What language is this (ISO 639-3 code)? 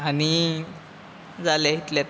kok